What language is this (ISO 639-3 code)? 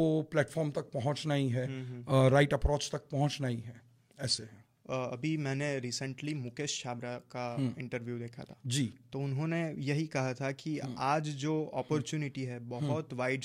hin